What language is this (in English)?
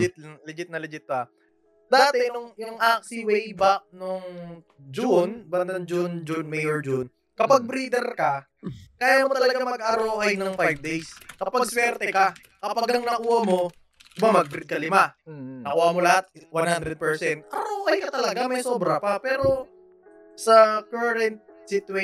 Filipino